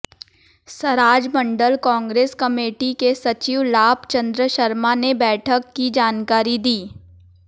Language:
Hindi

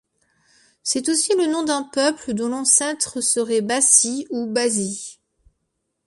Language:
French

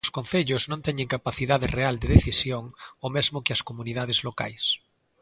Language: Galician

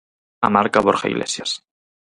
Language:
Galician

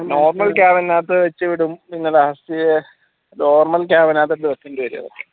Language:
Malayalam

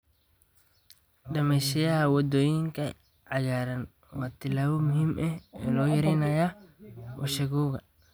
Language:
Somali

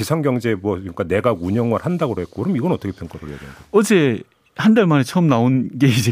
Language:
Korean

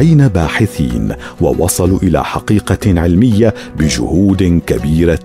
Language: Arabic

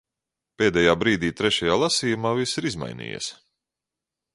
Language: Latvian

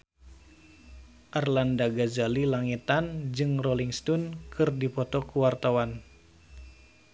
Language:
Sundanese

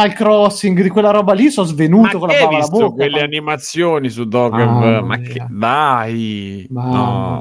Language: Italian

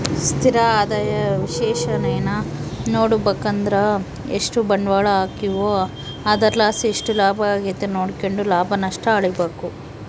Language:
Kannada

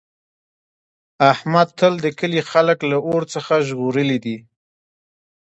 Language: Pashto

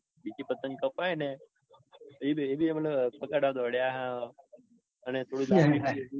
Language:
Gujarati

